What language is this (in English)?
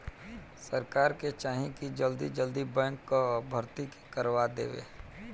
Bhojpuri